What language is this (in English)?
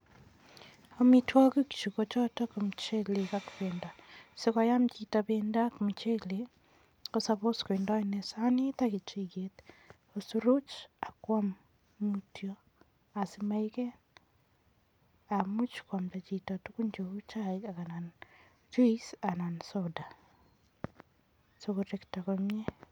Kalenjin